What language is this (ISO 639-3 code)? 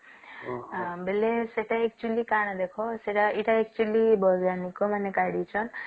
ori